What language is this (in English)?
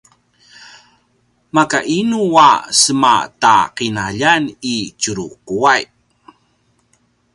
Paiwan